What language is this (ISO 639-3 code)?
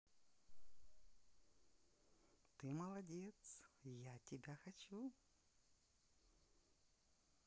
rus